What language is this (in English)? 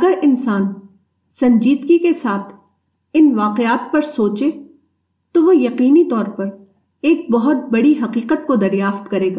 Urdu